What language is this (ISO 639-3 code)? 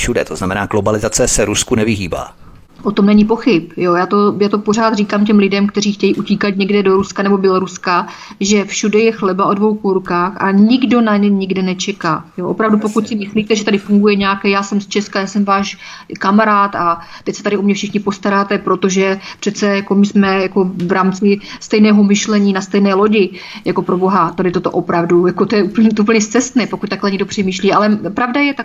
ces